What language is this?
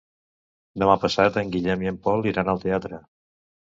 Catalan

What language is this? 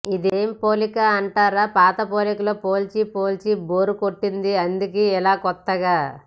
Telugu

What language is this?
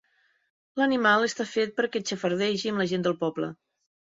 Catalan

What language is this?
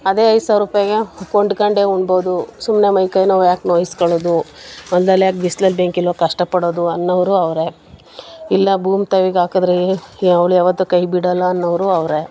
Kannada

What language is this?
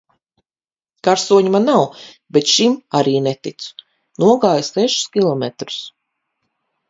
Latvian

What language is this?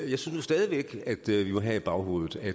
Danish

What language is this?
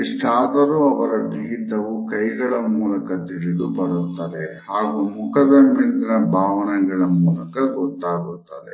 Kannada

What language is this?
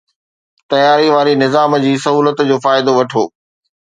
Sindhi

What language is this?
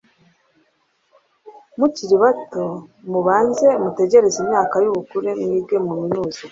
Kinyarwanda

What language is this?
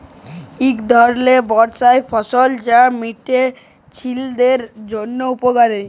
Bangla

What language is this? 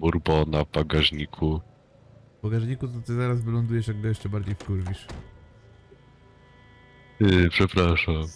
Polish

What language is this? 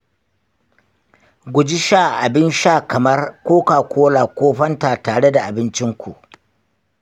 Hausa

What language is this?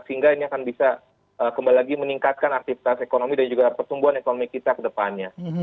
Indonesian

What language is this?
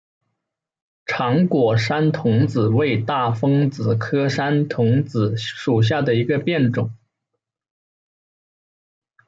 Chinese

